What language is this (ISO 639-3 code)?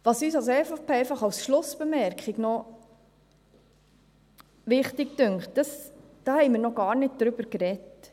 gsw